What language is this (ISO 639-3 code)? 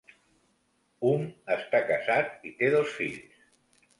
cat